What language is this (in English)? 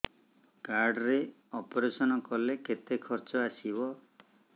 Odia